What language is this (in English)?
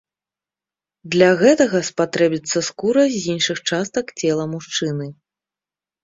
Belarusian